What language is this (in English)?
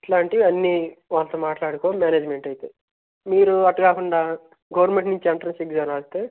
Telugu